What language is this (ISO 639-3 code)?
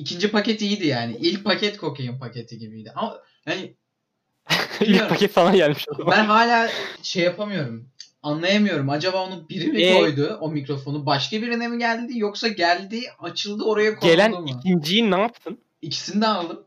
tur